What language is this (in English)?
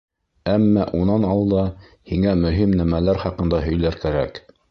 Bashkir